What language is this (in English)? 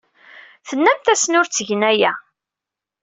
Kabyle